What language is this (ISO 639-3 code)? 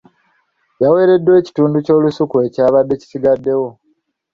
lug